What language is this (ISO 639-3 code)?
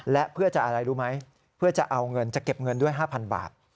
tha